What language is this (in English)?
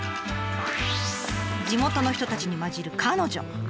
Japanese